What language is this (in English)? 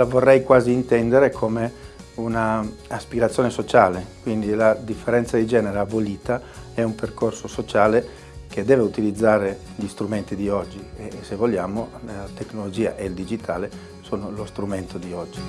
Italian